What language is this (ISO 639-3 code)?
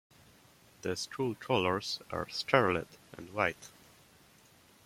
eng